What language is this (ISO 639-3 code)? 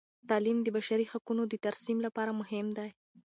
pus